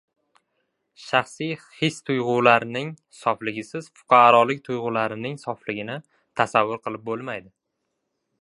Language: Uzbek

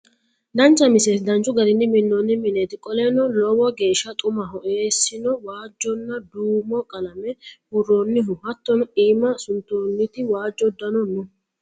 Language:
Sidamo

